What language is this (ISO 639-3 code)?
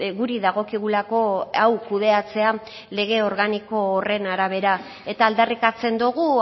eus